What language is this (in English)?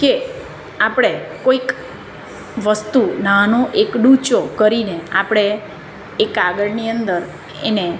Gujarati